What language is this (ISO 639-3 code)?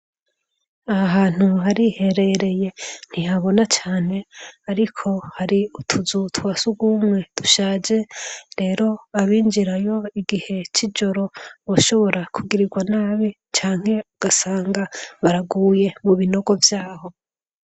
run